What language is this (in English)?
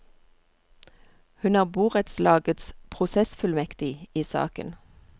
Norwegian